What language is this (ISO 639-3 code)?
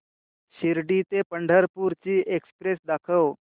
mar